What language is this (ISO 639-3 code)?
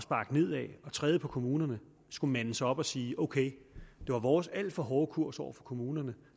dan